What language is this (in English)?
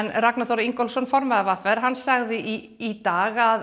Icelandic